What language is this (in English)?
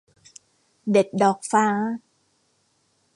Thai